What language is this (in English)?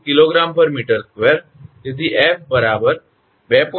Gujarati